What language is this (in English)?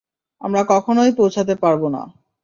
Bangla